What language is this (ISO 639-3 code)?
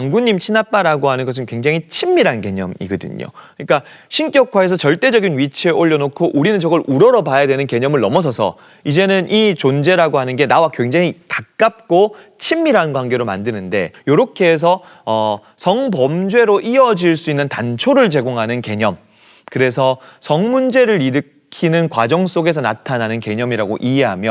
kor